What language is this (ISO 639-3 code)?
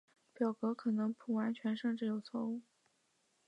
zho